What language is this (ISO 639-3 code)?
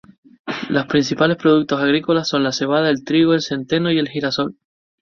spa